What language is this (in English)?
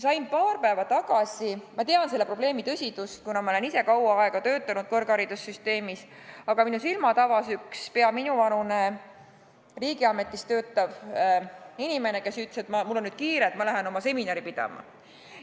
Estonian